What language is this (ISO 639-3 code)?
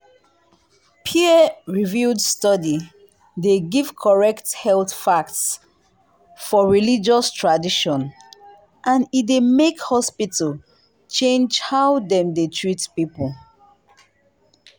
pcm